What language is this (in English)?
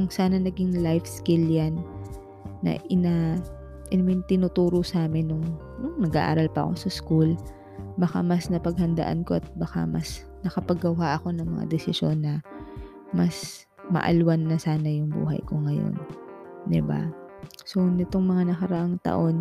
Filipino